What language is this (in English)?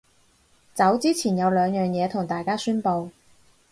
Cantonese